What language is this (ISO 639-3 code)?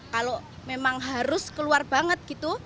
ind